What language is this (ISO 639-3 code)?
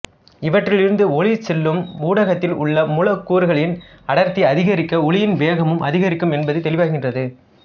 tam